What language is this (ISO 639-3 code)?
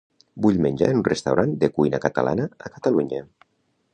cat